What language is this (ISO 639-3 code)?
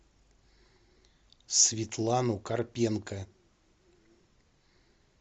rus